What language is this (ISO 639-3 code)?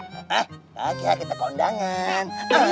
ind